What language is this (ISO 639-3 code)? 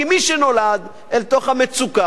heb